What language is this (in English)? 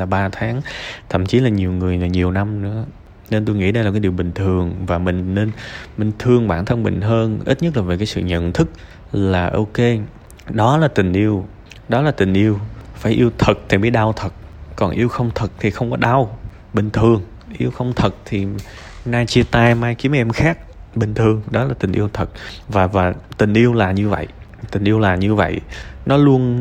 Vietnamese